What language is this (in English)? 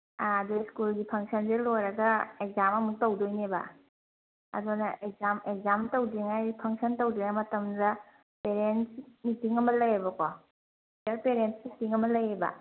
Manipuri